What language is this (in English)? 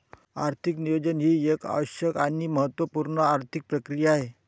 Marathi